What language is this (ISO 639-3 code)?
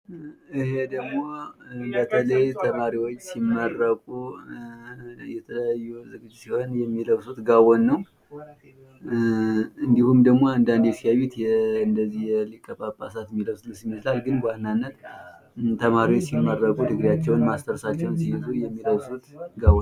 amh